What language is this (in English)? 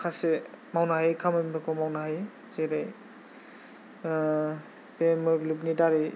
Bodo